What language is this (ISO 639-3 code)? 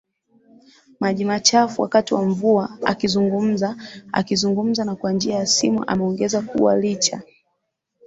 swa